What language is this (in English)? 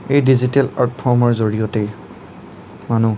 Assamese